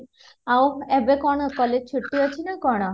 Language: Odia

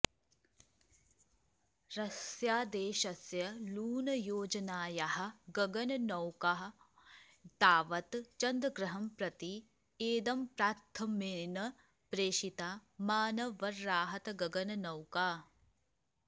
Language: Sanskrit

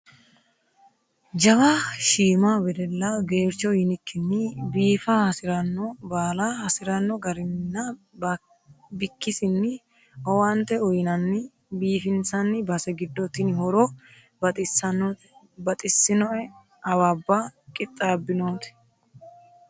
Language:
Sidamo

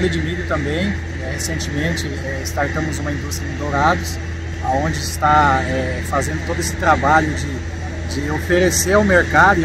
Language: Portuguese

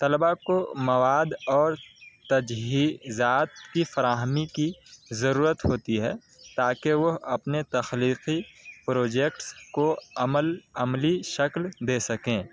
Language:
Urdu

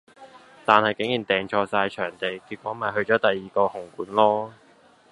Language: Cantonese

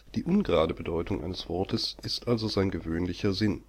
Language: German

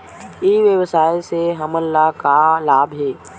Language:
Chhattisgarhi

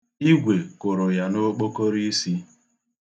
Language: Igbo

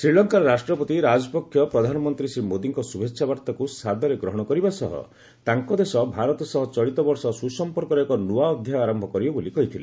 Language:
Odia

